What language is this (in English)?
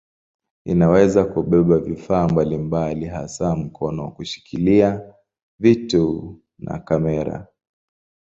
Swahili